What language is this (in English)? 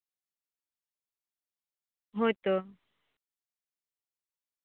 Santali